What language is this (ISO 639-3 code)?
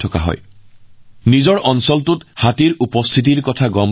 asm